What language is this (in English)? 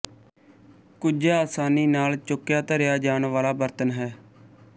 Punjabi